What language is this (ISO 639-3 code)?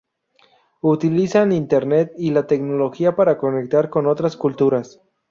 spa